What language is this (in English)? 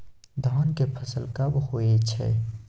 Maithili